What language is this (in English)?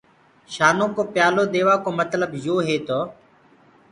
Gurgula